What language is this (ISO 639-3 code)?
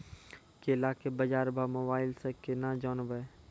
mai